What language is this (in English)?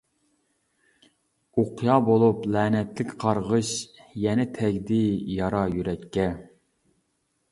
Uyghur